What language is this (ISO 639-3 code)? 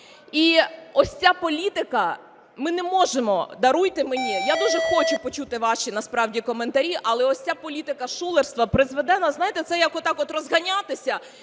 ukr